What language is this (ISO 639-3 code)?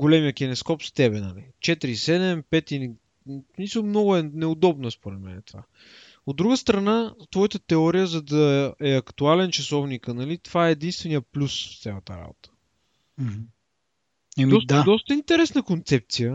bul